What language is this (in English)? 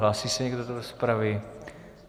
Czech